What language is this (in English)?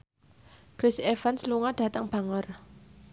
Javanese